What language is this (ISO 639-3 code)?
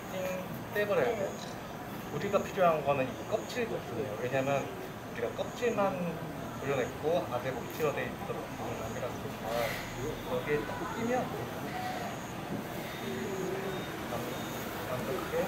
kor